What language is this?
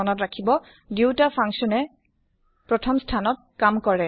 Assamese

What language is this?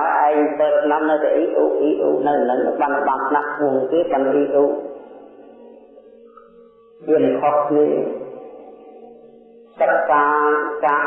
Vietnamese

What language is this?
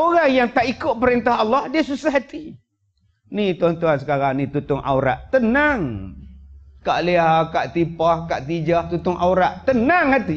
Malay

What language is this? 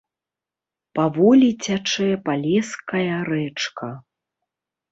Belarusian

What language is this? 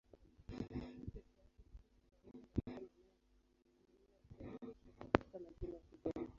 Swahili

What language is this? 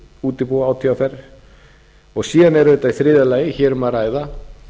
Icelandic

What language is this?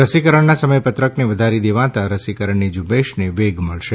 Gujarati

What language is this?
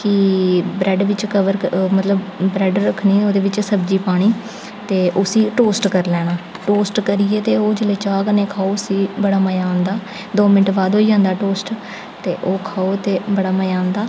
Dogri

